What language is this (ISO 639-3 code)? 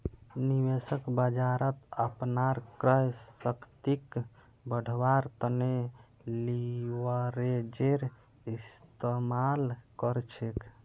mag